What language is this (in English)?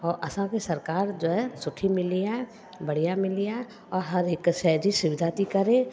Sindhi